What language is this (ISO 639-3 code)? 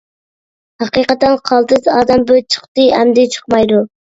uig